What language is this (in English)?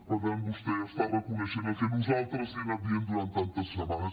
Catalan